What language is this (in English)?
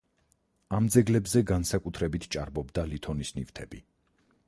Georgian